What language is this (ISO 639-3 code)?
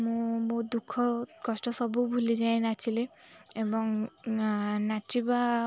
ori